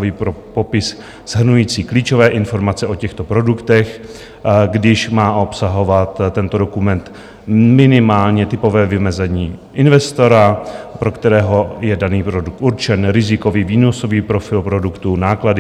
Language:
Czech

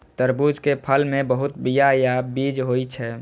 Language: Maithili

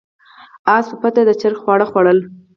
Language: Pashto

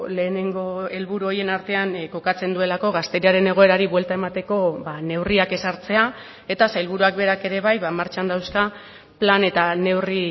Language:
Basque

